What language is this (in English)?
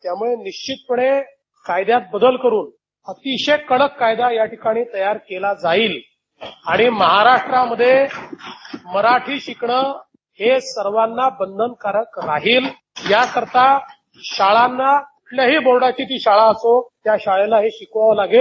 Marathi